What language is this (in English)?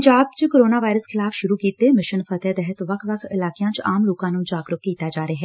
Punjabi